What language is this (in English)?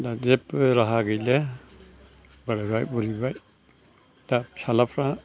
Bodo